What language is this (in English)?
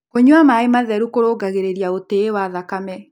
Kikuyu